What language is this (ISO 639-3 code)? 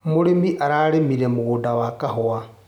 kik